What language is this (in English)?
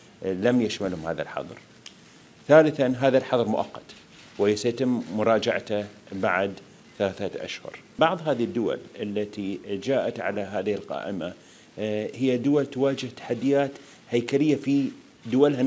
Arabic